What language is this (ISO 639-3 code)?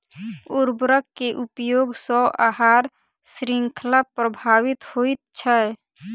mai